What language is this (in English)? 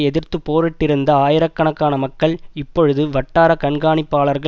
Tamil